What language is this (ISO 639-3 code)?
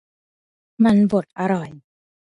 tha